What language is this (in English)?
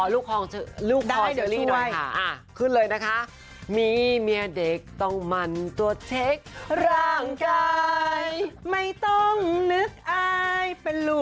Thai